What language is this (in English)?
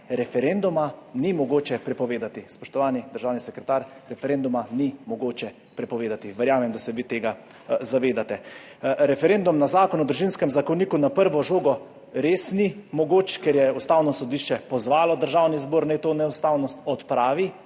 Slovenian